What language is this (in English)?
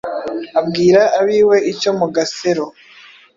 Kinyarwanda